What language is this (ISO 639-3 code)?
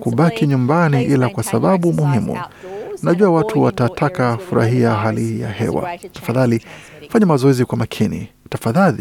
swa